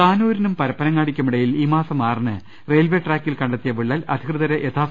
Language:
Malayalam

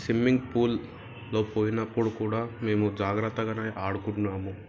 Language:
Telugu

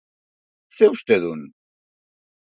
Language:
Basque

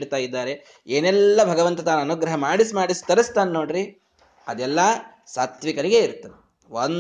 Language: Kannada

